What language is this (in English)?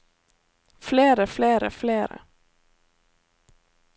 Norwegian